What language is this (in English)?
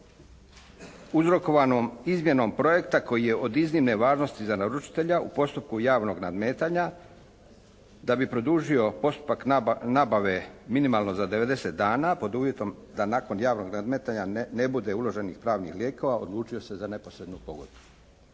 Croatian